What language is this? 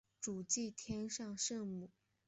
Chinese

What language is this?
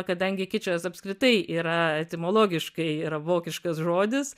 Lithuanian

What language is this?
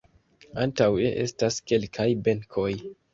Esperanto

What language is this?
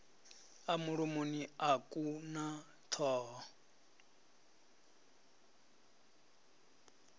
Venda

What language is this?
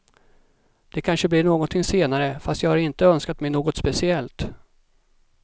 Swedish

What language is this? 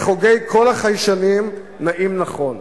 Hebrew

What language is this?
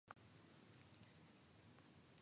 Japanese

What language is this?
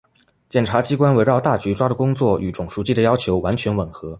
Chinese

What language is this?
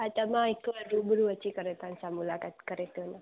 Sindhi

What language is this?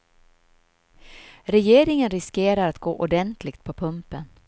Swedish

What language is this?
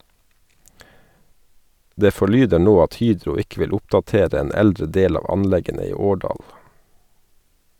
Norwegian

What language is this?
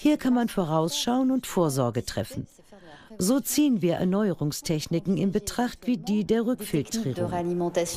German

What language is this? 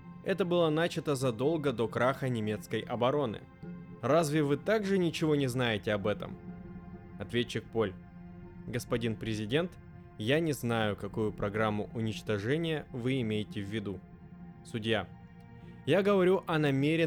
Russian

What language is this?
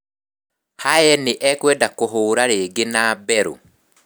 Kikuyu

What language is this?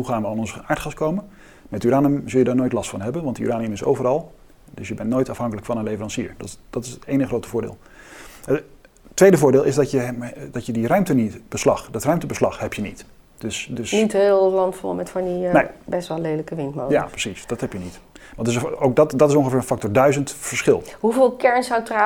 Dutch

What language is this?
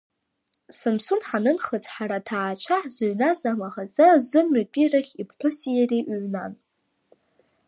Abkhazian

